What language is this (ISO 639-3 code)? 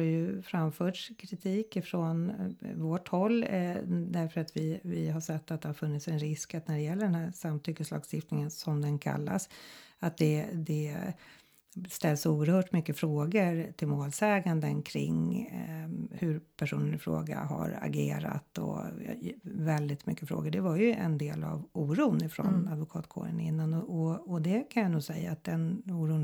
swe